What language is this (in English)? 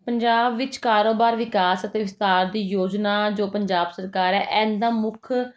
Punjabi